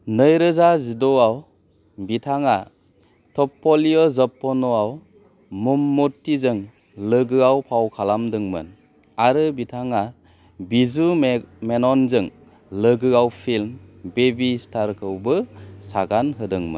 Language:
Bodo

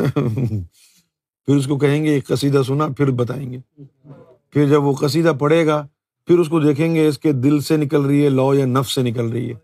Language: Urdu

